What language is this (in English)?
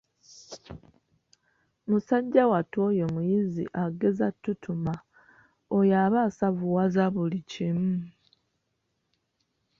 Ganda